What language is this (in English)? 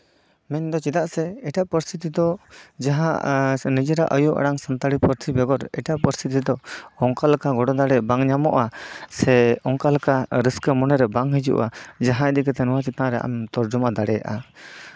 Santali